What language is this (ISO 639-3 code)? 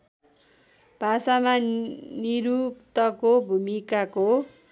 nep